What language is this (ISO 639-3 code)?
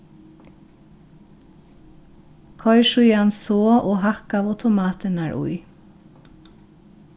fao